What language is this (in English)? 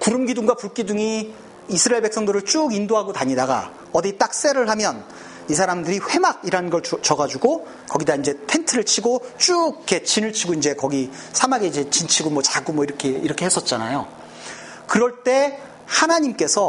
Korean